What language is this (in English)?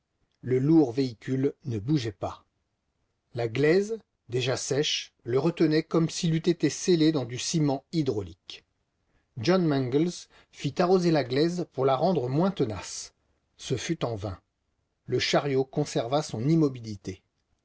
French